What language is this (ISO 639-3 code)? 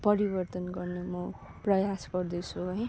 nep